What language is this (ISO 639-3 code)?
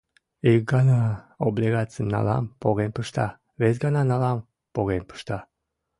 chm